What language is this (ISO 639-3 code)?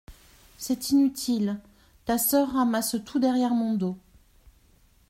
fra